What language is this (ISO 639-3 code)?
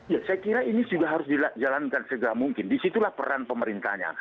ind